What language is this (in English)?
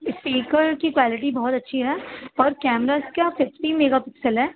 Urdu